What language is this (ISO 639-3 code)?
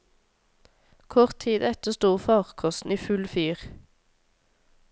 nor